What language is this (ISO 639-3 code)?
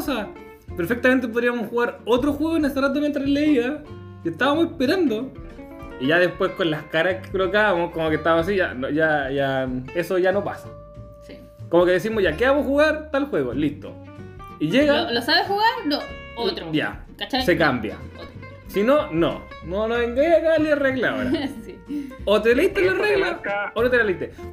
spa